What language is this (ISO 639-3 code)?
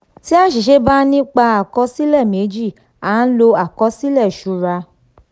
yor